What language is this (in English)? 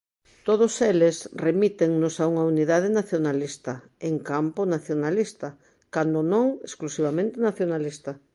Galician